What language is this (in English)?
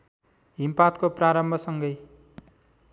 Nepali